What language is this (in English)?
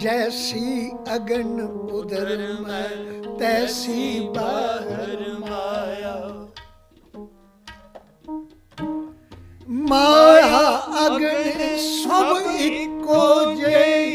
Punjabi